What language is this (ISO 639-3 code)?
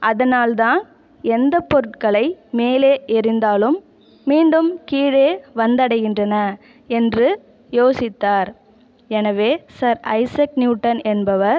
tam